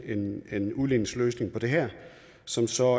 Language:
Danish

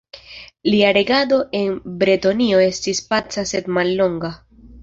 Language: Esperanto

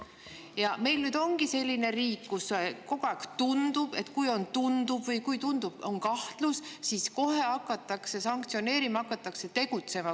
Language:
Estonian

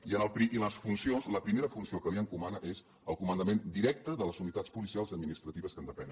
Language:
Catalan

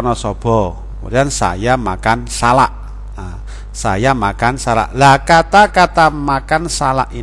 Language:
Indonesian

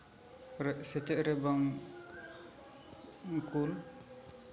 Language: Santali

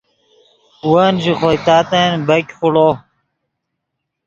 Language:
Yidgha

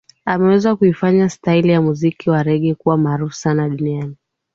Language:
Swahili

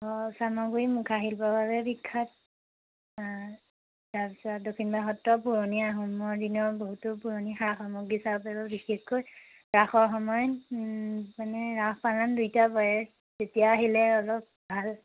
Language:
Assamese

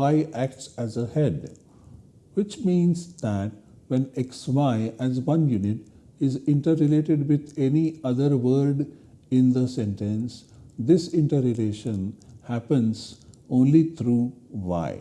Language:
English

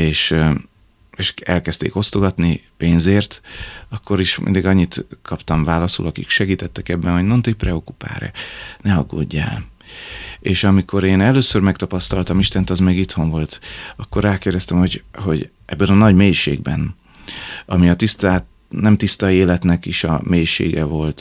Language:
Hungarian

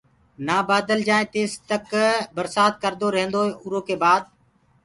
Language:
Gurgula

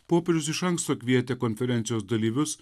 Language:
Lithuanian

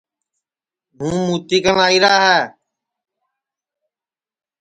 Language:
Sansi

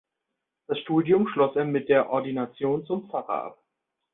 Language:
German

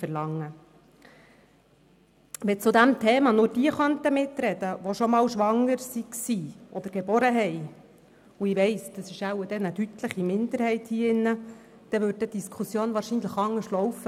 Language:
Swiss German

